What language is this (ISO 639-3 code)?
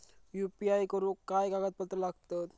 mar